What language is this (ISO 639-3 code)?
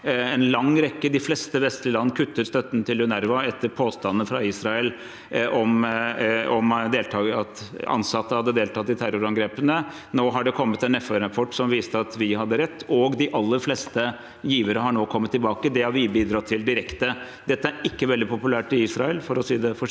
nor